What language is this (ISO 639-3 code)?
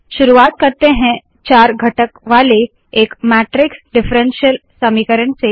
hin